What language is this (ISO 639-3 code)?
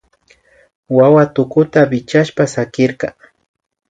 qvi